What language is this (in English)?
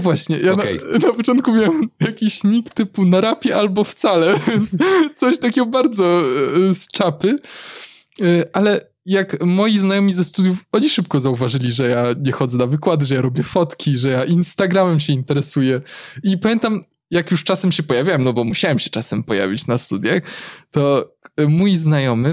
Polish